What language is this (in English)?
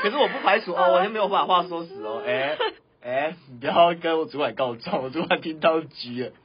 Chinese